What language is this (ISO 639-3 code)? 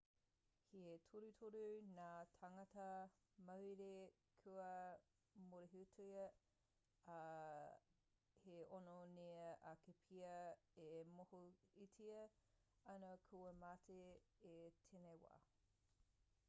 mri